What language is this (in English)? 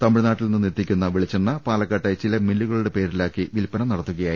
Malayalam